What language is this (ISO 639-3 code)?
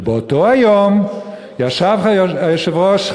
heb